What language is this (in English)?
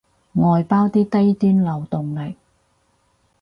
Cantonese